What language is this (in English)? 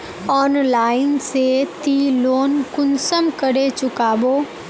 Magahi